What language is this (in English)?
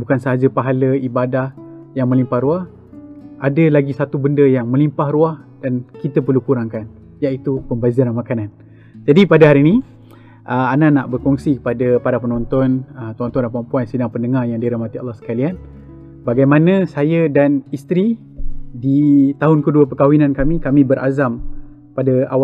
Malay